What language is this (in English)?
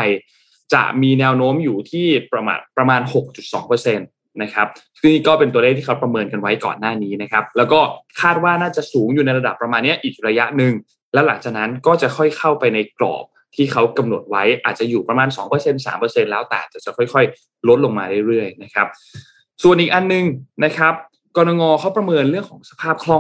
Thai